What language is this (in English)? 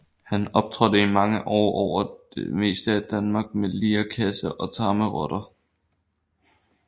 Danish